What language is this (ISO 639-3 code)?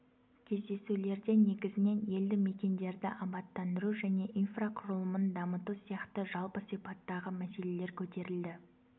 kaz